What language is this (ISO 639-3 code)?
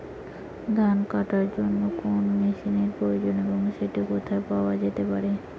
ben